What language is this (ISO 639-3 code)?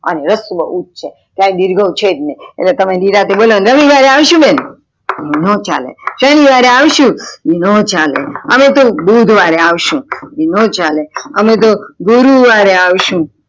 guj